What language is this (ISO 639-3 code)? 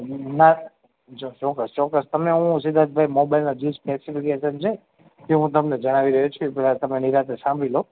guj